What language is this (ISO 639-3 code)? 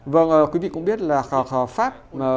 vie